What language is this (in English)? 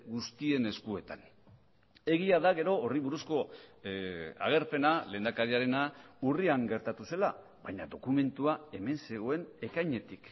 Basque